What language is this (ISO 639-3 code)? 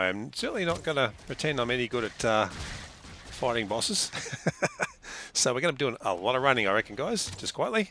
eng